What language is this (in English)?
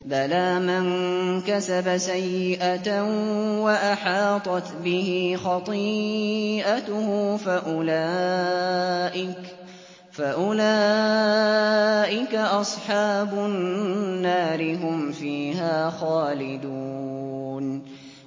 Arabic